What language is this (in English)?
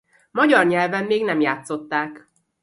Hungarian